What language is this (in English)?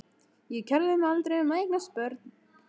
Icelandic